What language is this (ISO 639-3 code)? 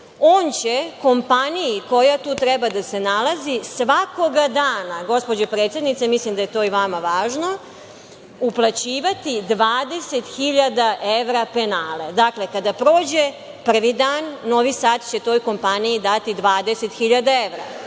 srp